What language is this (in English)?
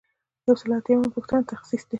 Pashto